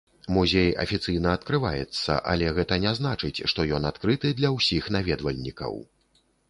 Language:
Belarusian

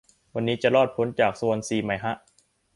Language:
Thai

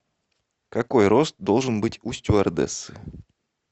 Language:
Russian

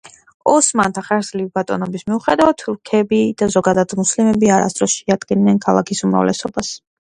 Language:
Georgian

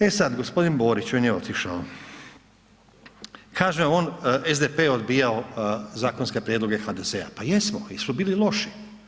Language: Croatian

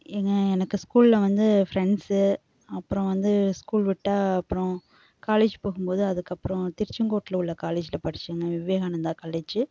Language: Tamil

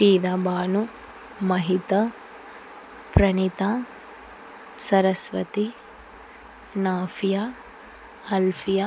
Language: Telugu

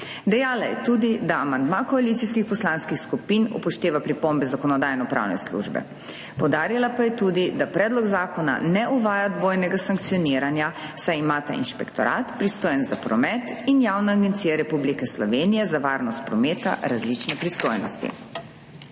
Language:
Slovenian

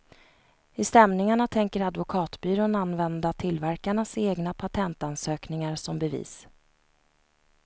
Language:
Swedish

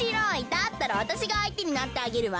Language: Japanese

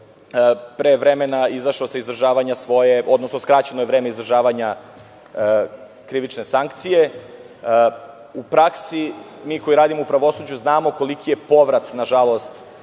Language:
Serbian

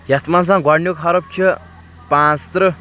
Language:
Kashmiri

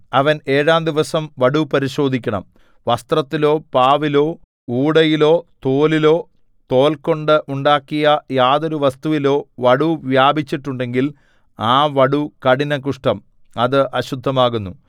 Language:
Malayalam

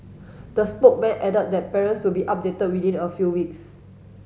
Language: English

